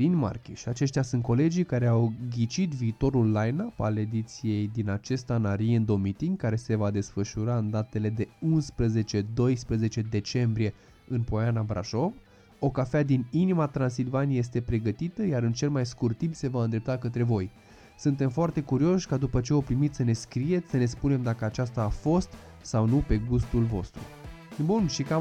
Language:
Romanian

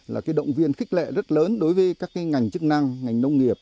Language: Vietnamese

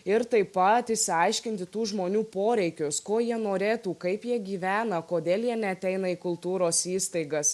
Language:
Lithuanian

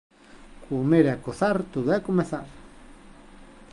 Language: Galician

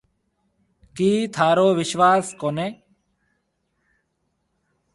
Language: Marwari (Pakistan)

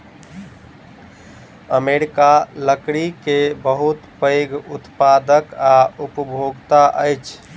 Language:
Maithili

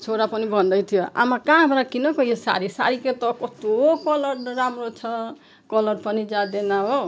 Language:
Nepali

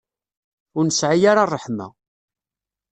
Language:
Kabyle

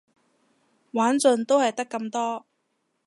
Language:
Cantonese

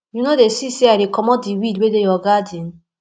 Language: Nigerian Pidgin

